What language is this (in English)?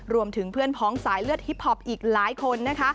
Thai